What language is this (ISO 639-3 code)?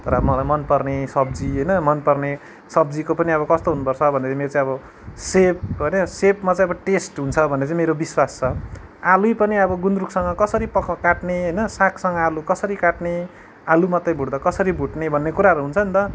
nep